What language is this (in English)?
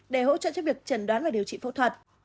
Vietnamese